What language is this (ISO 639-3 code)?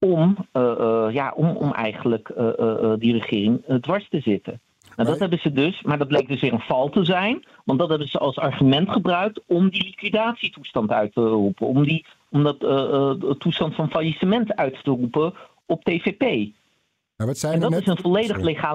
nld